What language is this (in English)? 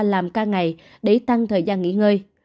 Vietnamese